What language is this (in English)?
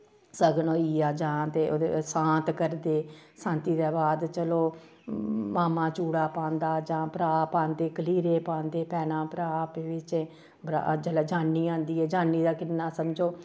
Dogri